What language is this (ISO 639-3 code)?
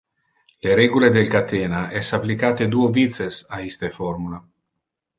ina